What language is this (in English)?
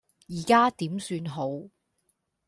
Cantonese